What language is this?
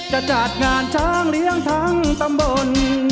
Thai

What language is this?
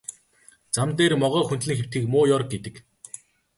Mongolian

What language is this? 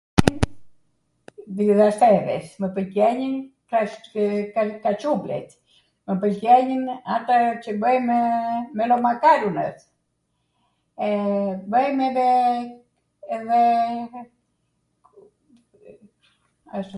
Arvanitika Albanian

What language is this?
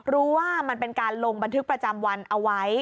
Thai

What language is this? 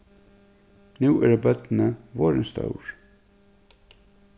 Faroese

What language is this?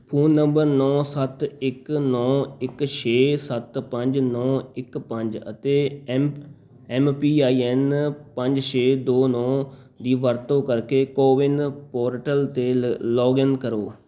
Punjabi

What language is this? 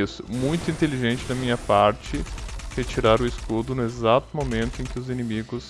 Portuguese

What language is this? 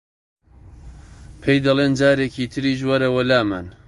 Central Kurdish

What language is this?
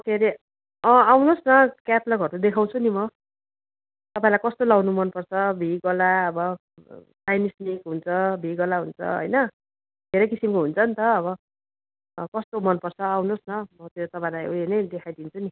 Nepali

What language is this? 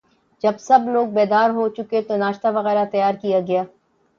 Urdu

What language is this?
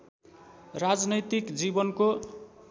Nepali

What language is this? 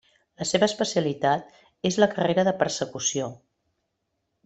Catalan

